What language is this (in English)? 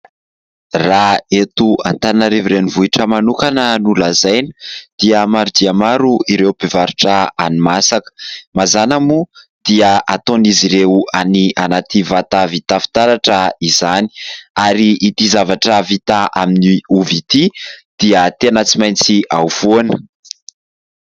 Malagasy